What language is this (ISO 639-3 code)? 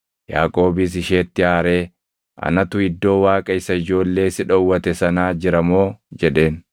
orm